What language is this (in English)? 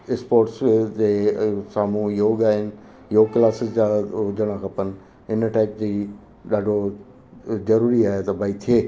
Sindhi